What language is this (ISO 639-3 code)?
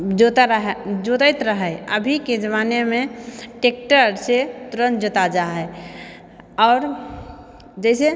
mai